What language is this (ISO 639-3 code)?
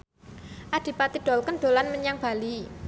jav